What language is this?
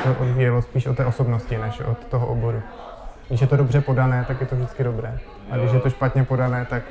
Czech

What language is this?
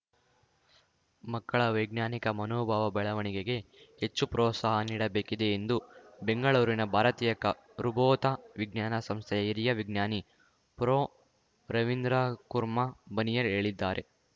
Kannada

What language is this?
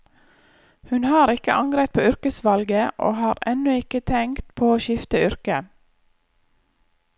Norwegian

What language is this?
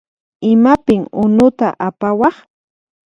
Puno Quechua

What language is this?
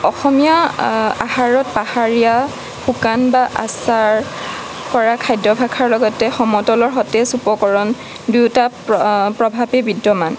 Assamese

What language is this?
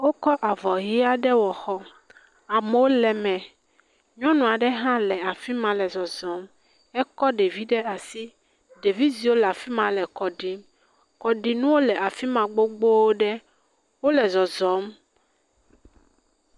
Ewe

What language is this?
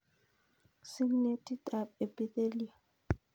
Kalenjin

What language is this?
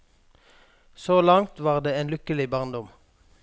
Norwegian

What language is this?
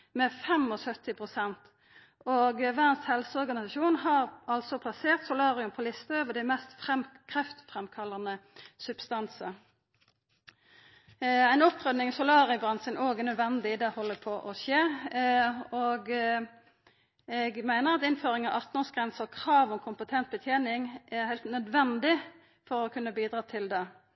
Norwegian Nynorsk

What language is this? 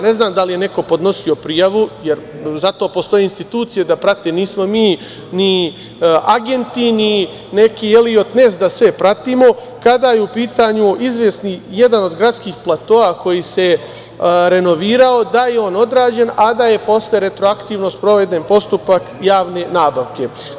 Serbian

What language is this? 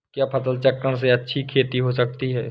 Hindi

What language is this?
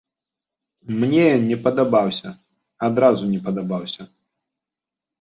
Belarusian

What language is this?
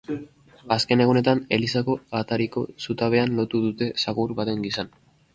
Basque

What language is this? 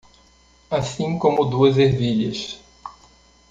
Portuguese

